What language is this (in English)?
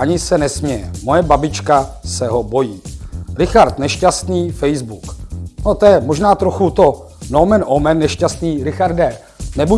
Czech